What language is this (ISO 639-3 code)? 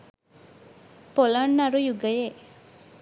sin